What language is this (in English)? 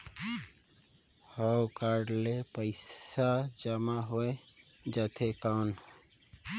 Chhattisgarhi